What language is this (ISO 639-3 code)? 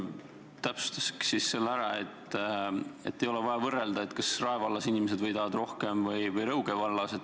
est